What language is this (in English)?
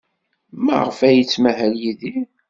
Kabyle